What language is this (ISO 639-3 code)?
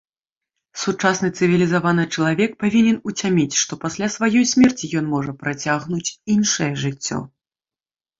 bel